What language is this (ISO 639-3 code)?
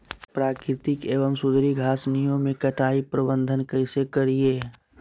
mag